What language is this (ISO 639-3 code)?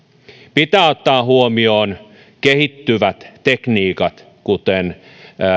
fin